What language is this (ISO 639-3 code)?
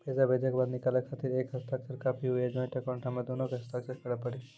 mai